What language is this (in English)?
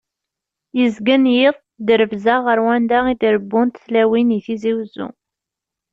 Kabyle